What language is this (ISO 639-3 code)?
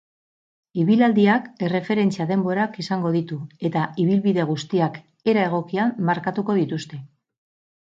eus